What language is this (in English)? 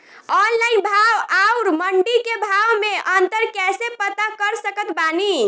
Bhojpuri